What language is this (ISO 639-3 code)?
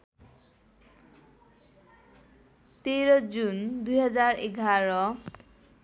nep